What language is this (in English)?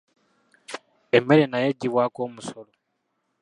Ganda